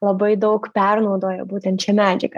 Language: Lithuanian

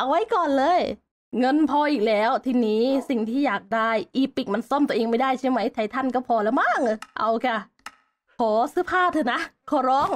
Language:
Thai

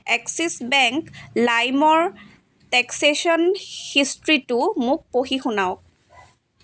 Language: Assamese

